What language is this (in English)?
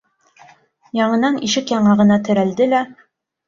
Bashkir